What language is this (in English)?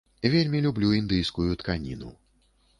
Belarusian